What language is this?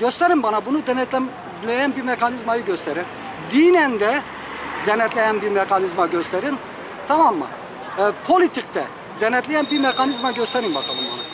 Turkish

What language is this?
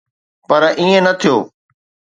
Sindhi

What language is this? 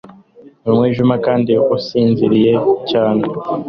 Kinyarwanda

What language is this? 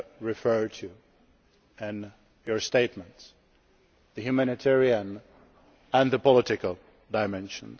English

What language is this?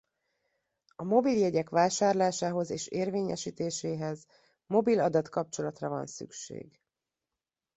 Hungarian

